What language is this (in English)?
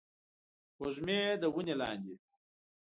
Pashto